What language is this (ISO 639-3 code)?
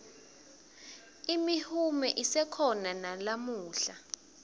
ssw